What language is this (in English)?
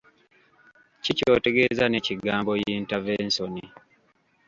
Ganda